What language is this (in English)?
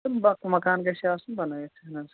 Kashmiri